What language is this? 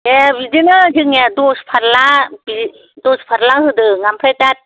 Bodo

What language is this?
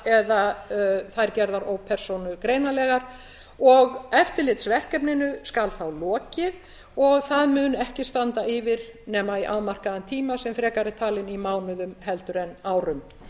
Icelandic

